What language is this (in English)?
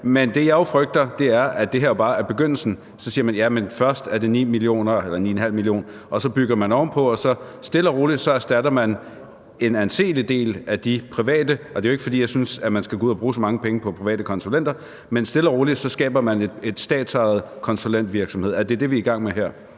Danish